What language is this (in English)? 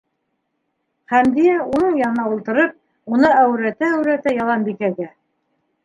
Bashkir